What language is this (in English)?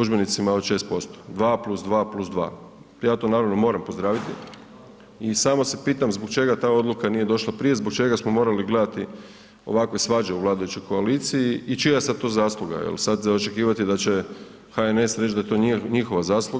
Croatian